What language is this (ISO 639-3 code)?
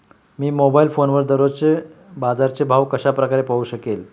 mar